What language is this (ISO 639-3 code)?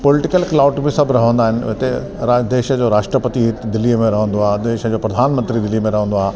snd